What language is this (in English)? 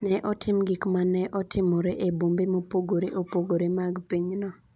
Luo (Kenya and Tanzania)